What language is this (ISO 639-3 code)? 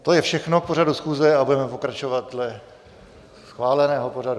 ces